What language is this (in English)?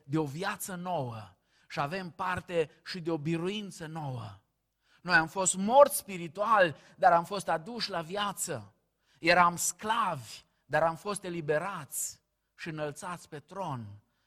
Romanian